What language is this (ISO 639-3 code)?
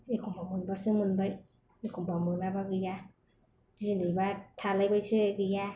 brx